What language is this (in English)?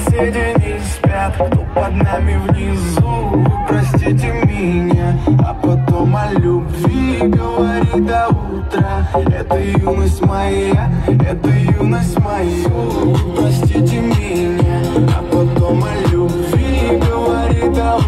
Russian